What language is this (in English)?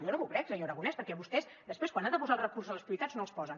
Catalan